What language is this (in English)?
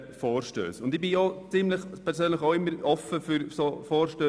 Swiss German